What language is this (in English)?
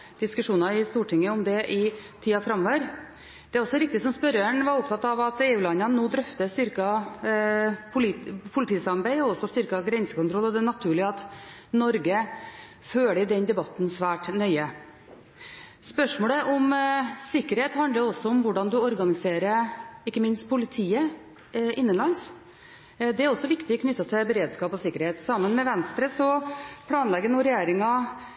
Norwegian Bokmål